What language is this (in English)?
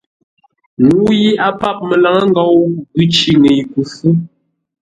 Ngombale